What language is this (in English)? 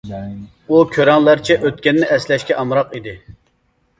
Uyghur